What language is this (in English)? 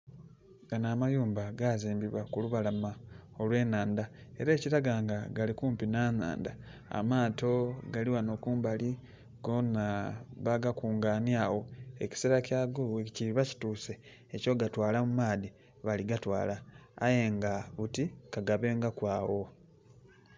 Soga